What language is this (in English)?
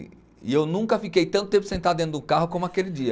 Portuguese